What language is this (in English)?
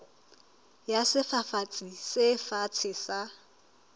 Southern Sotho